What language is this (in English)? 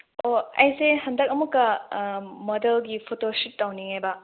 Manipuri